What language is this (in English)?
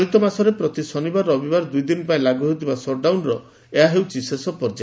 Odia